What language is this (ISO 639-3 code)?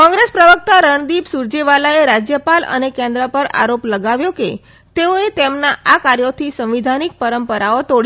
guj